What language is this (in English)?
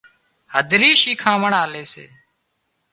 Wadiyara Koli